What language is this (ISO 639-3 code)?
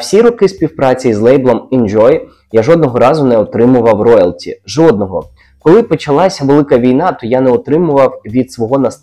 ukr